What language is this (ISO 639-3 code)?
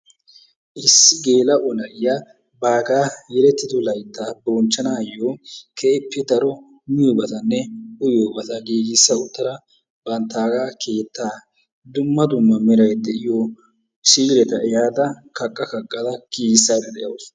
wal